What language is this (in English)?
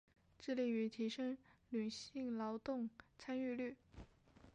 Chinese